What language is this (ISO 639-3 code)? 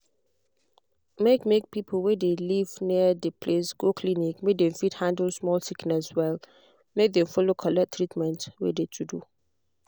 pcm